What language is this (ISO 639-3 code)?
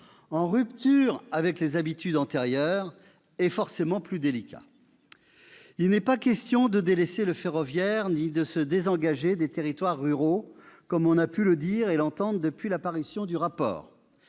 fra